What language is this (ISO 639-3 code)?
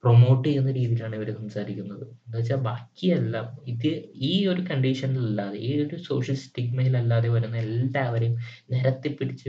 mal